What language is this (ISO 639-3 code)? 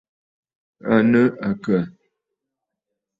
bfd